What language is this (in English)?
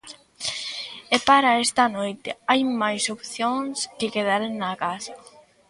Galician